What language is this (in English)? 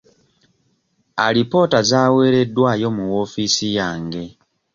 Ganda